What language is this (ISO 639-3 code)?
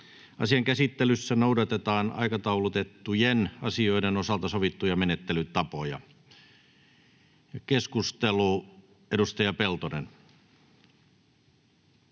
fin